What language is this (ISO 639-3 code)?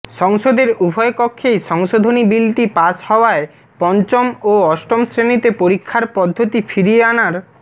ben